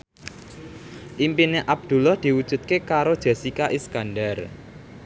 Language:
Javanese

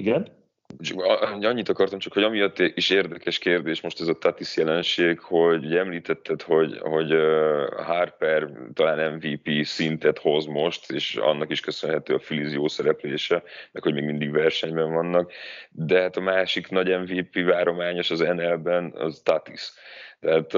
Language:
Hungarian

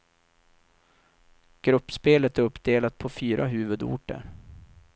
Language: Swedish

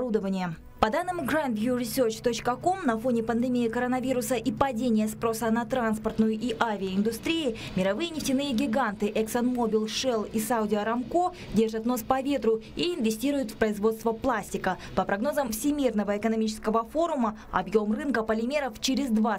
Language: Russian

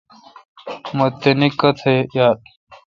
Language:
Kalkoti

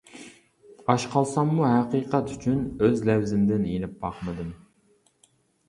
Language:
Uyghur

